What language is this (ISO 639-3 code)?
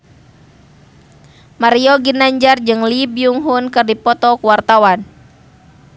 sun